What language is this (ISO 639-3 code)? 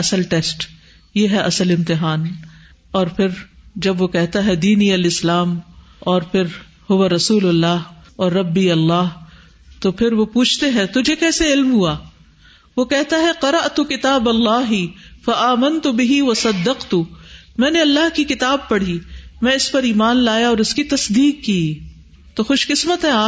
urd